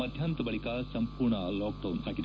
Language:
Kannada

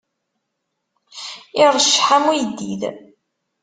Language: Kabyle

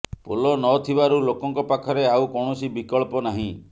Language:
Odia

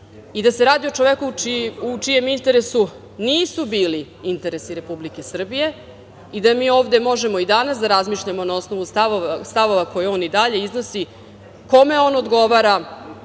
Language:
Serbian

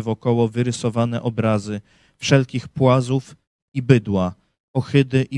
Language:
Polish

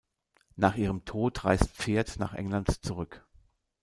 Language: German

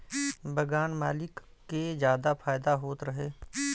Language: Bhojpuri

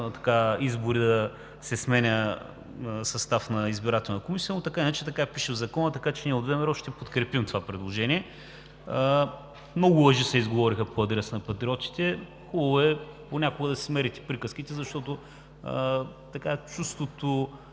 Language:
Bulgarian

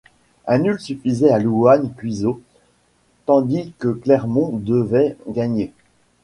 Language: French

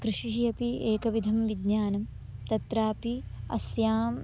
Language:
Sanskrit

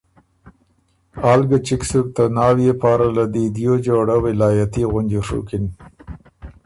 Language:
Ormuri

